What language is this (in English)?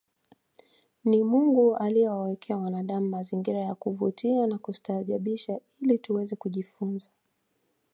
Swahili